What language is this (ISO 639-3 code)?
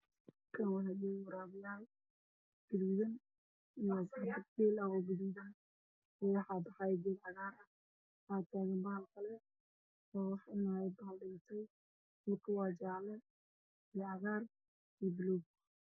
som